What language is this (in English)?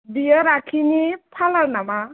Bodo